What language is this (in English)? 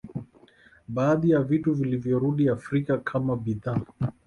Swahili